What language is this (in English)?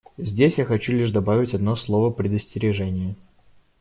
Russian